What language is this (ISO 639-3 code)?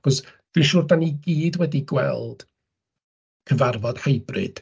cym